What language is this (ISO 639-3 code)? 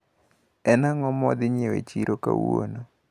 luo